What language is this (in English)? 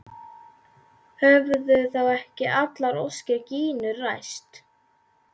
Icelandic